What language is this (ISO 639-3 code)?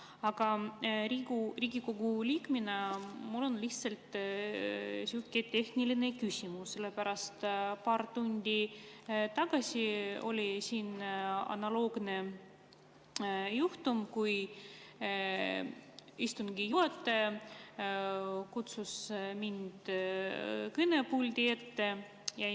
est